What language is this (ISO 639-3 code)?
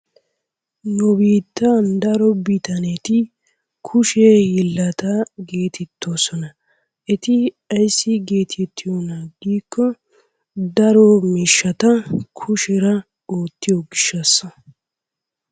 wal